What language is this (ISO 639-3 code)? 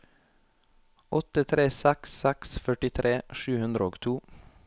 nor